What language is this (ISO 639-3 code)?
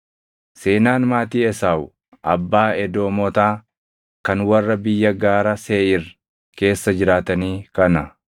orm